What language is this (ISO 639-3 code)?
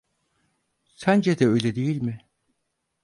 tur